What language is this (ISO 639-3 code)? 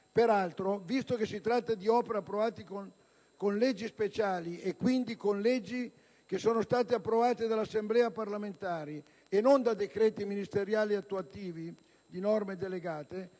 ita